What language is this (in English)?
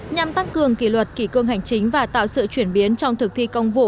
Vietnamese